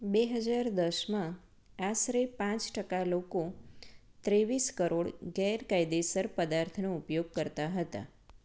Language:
Gujarati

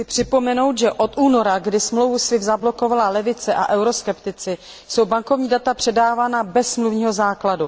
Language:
Czech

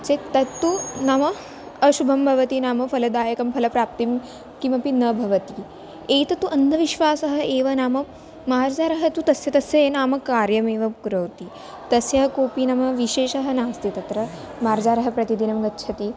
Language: Sanskrit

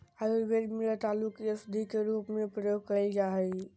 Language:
Magahi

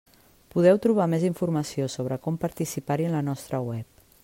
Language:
Catalan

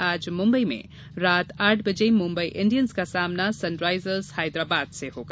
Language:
Hindi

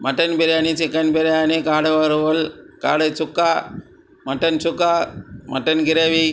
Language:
Tamil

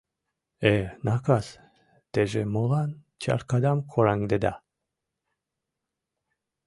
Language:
Mari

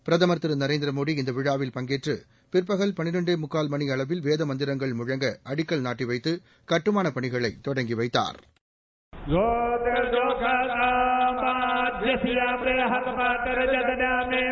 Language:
Tamil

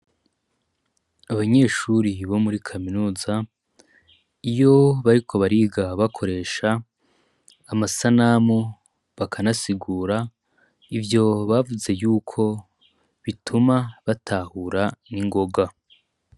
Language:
Rundi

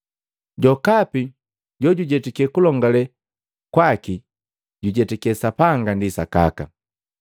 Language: Matengo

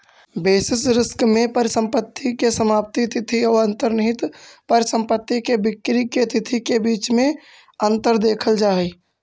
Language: Magahi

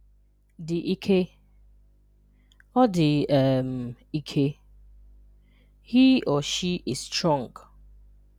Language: Igbo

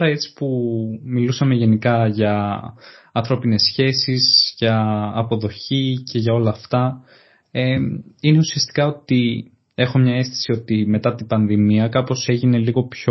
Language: Greek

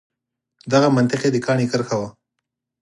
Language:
Pashto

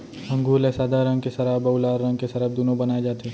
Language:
Chhattisgarhi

